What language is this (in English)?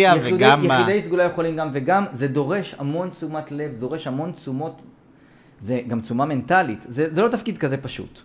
Hebrew